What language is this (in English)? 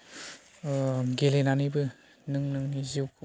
Bodo